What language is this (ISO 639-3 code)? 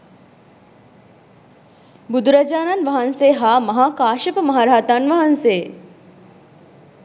sin